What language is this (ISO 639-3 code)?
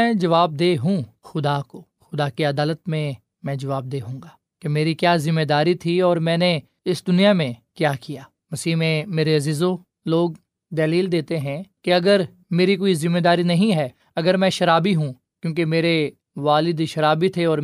urd